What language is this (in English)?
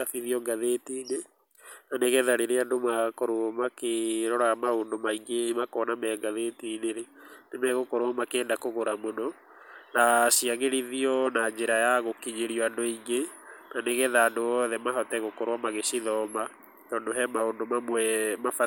Kikuyu